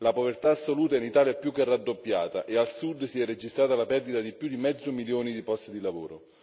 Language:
Italian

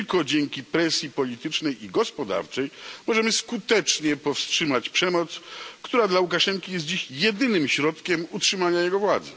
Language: Polish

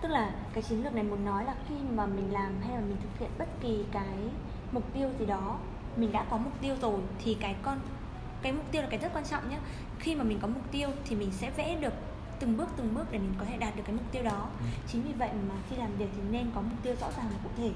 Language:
Vietnamese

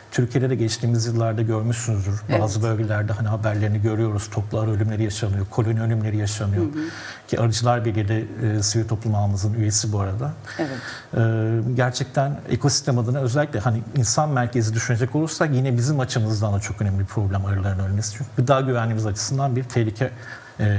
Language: Turkish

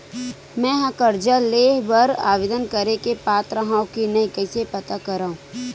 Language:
Chhattisgarhi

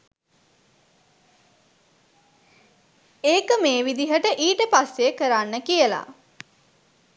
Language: Sinhala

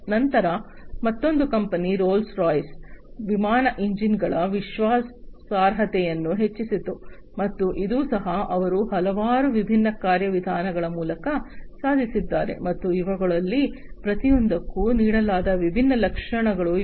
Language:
Kannada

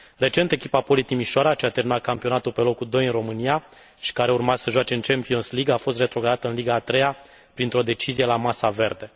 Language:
Romanian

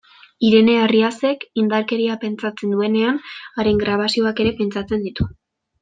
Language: Basque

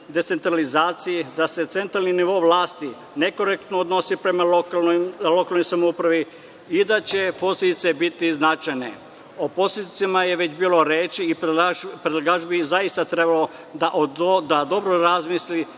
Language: Serbian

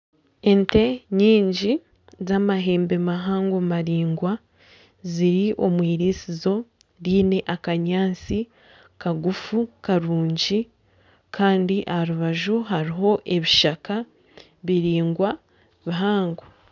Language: Nyankole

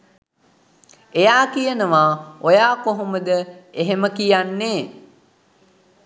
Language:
Sinhala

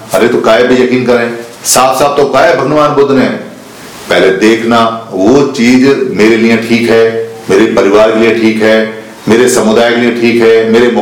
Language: Hindi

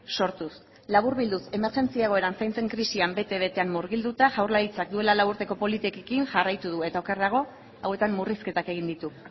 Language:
Basque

